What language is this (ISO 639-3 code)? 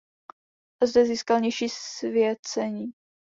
ces